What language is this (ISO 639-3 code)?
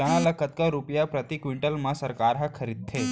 hne